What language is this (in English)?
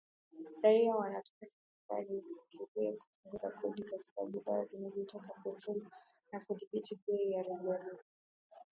Swahili